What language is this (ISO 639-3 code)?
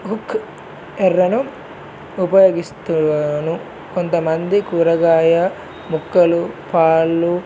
tel